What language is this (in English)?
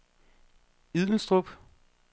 Danish